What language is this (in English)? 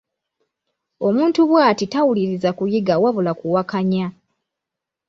Ganda